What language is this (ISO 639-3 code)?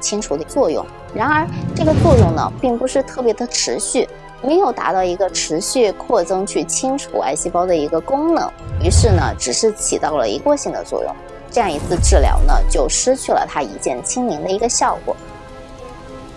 zho